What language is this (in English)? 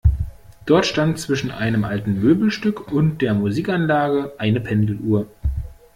German